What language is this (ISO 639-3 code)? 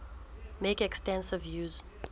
sot